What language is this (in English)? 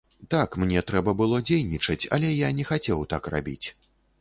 Belarusian